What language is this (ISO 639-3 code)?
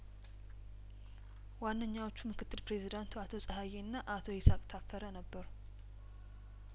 amh